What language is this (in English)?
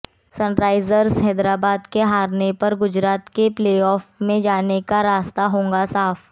Hindi